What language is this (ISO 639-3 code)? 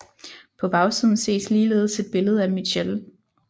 dan